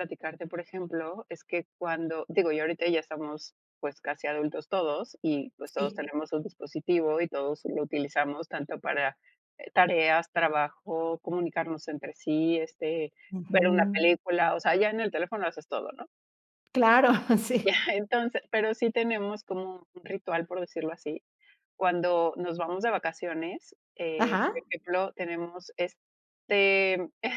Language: Spanish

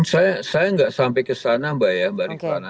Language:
Indonesian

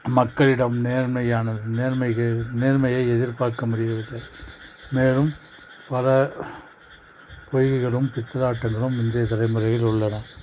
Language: Tamil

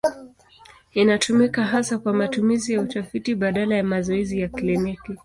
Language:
Swahili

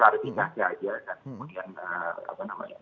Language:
Indonesian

